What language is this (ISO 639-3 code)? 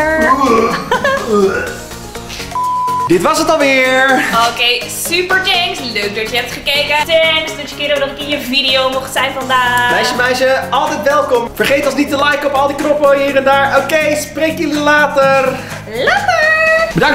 nld